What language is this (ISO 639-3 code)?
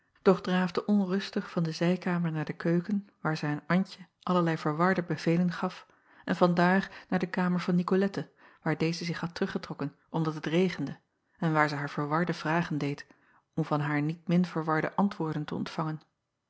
nld